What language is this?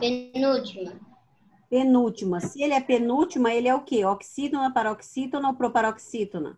Portuguese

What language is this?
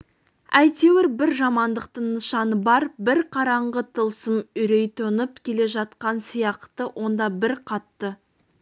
Kazakh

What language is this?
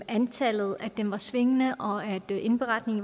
Danish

